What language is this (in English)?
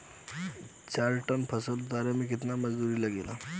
Bhojpuri